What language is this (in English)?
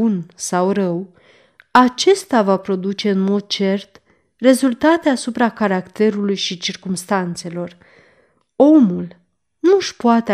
Romanian